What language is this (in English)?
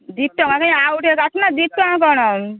Odia